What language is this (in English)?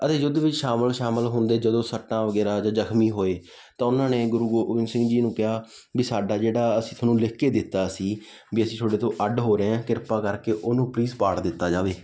Punjabi